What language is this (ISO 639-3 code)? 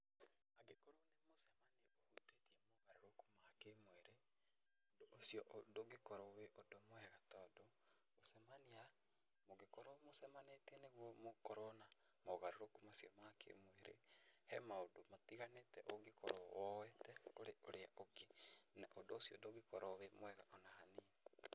kik